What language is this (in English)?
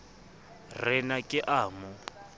Southern Sotho